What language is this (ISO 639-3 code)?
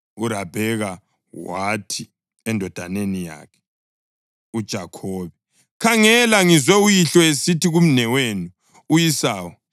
nde